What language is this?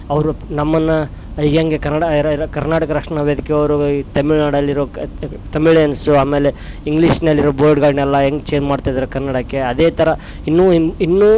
Kannada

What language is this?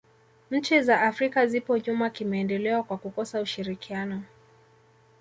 Swahili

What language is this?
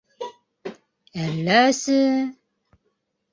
Bashkir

